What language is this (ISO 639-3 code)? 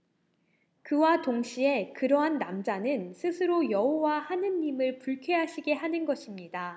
kor